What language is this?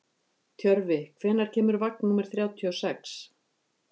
Icelandic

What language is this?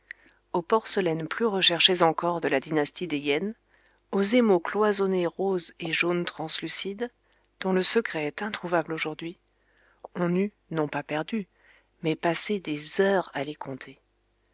French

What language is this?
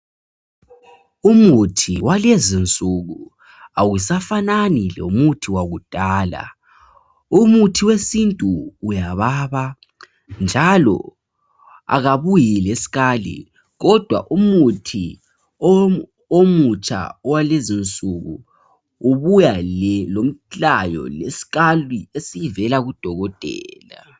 North Ndebele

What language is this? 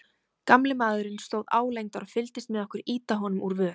Icelandic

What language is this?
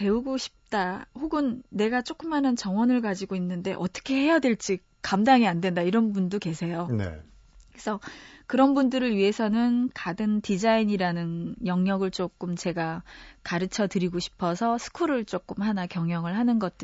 Korean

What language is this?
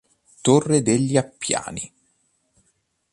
Italian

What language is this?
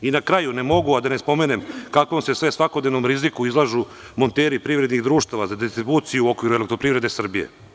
Serbian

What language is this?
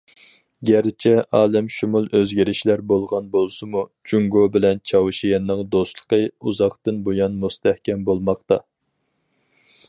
Uyghur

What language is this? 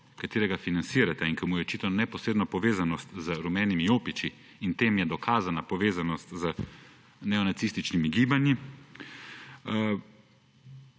Slovenian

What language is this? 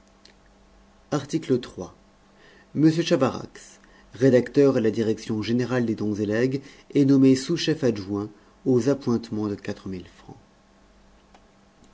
French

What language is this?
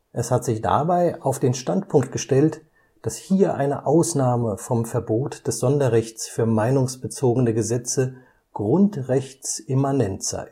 German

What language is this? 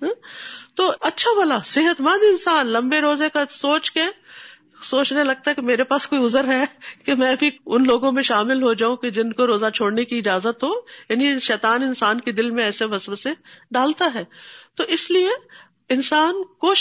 Urdu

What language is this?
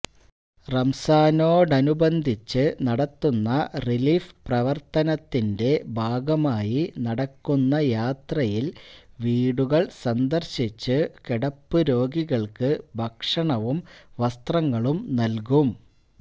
Malayalam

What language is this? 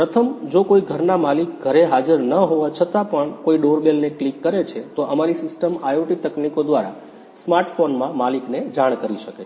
Gujarati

